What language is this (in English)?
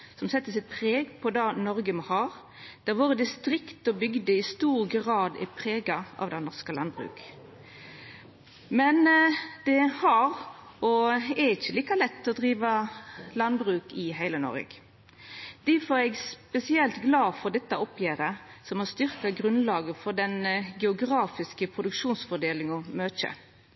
Norwegian Nynorsk